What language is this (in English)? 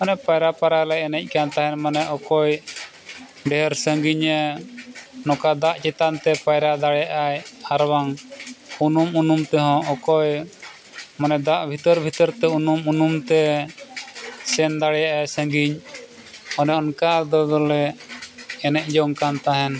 Santali